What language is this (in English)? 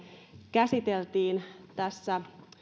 Finnish